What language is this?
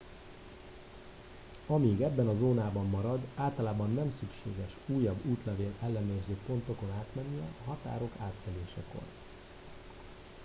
Hungarian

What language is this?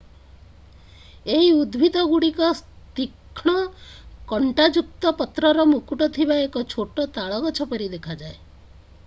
Odia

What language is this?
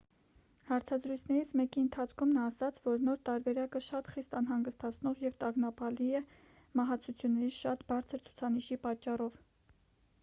Armenian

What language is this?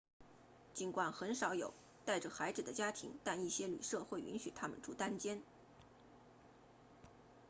Chinese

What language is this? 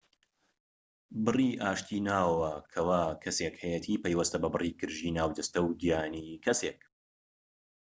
Central Kurdish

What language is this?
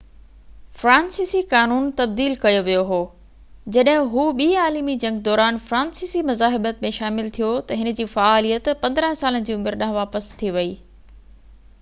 Sindhi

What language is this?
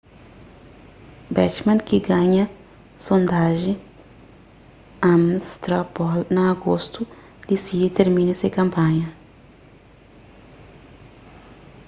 Kabuverdianu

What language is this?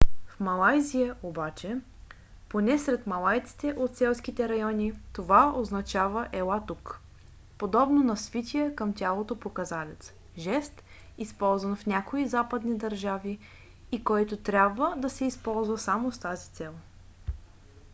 Bulgarian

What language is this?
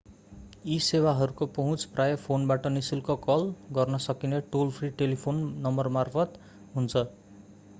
Nepali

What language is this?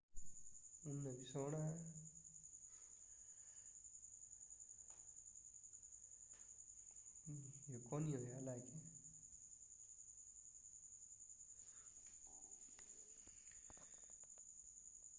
Sindhi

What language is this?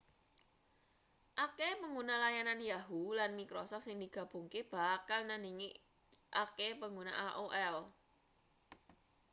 Javanese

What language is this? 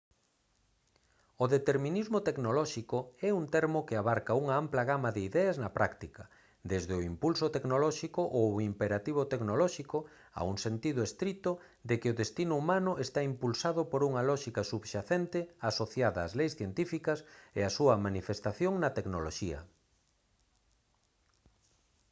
Galician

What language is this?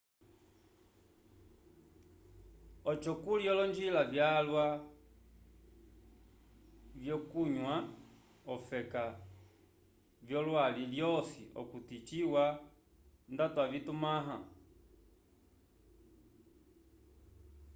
Umbundu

